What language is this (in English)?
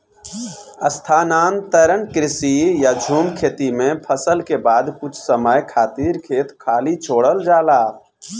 Bhojpuri